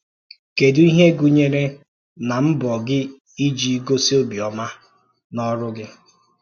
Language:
Igbo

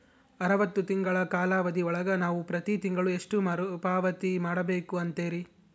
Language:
Kannada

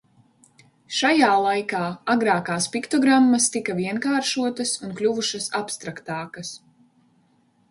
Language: Latvian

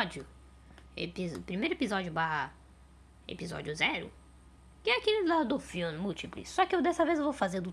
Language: Portuguese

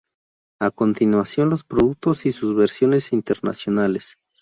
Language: Spanish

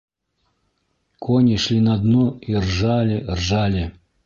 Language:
Bashkir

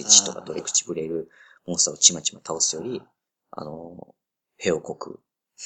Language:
Japanese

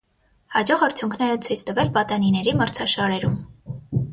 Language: Armenian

